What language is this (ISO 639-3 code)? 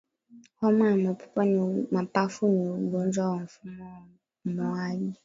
swa